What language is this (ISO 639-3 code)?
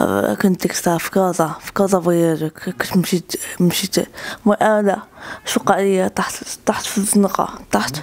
ara